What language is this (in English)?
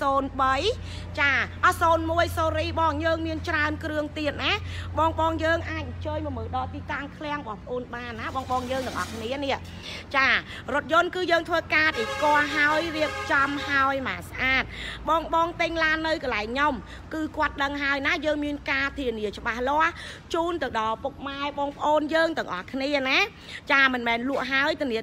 Vietnamese